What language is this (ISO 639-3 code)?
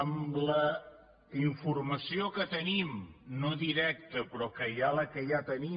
cat